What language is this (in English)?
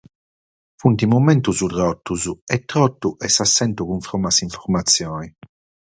Sardinian